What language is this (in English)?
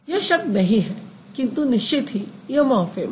Hindi